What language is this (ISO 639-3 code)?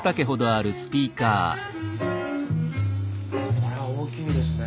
jpn